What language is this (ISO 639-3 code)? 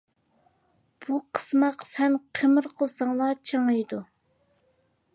uig